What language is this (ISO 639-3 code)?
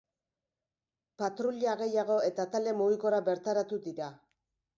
eus